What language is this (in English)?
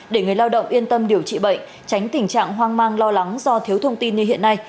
Vietnamese